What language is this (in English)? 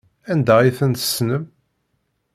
Kabyle